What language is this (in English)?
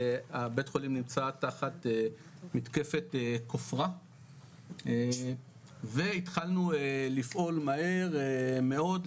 Hebrew